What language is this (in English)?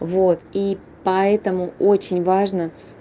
Russian